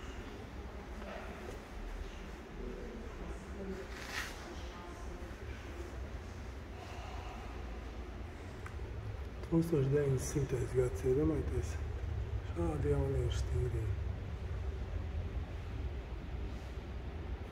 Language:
Latvian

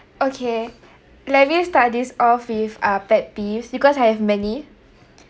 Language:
English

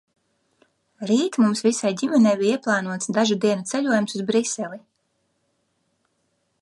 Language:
Latvian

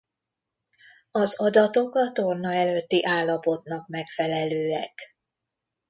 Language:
Hungarian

